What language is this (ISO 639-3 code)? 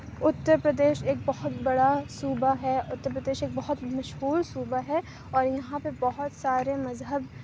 urd